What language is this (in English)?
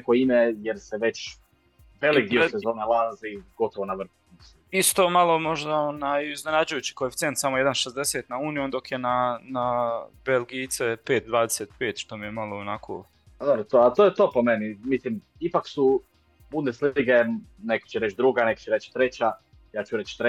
Croatian